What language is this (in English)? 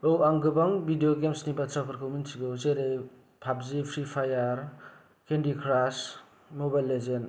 Bodo